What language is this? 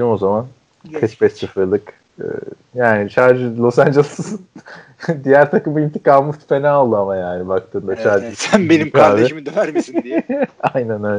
Turkish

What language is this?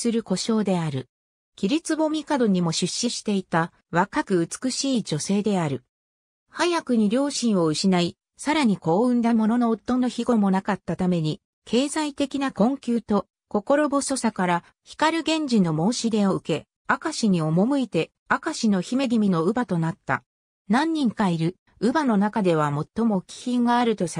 Japanese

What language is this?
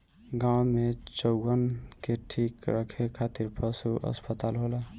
Bhojpuri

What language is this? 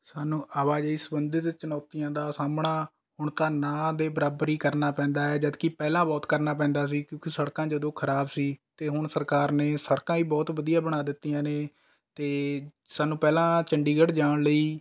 Punjabi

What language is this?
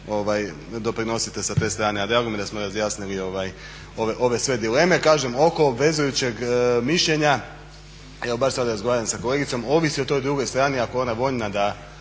Croatian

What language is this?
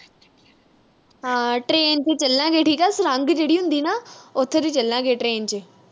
Punjabi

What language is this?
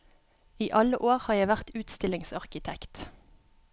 Norwegian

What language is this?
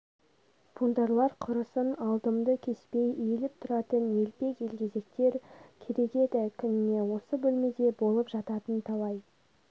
Kazakh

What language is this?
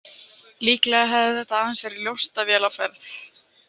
Icelandic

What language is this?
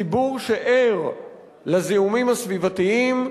Hebrew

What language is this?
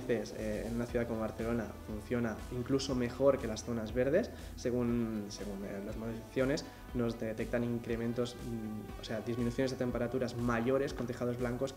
Spanish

